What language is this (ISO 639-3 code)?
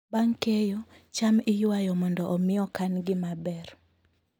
luo